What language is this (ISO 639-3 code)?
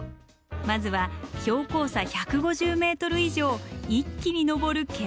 jpn